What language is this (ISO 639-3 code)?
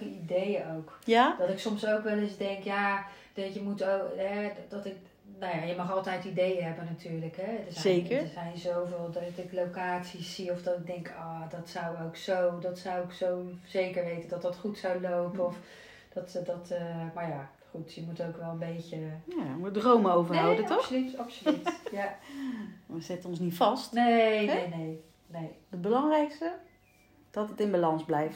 nld